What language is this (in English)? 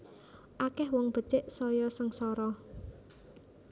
Javanese